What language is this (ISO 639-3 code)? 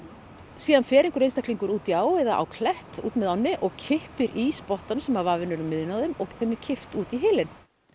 isl